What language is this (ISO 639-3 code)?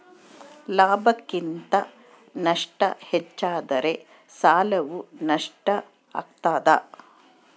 kan